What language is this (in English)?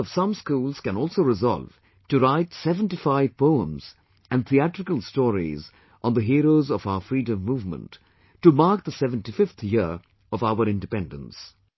English